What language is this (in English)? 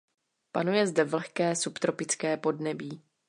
Czech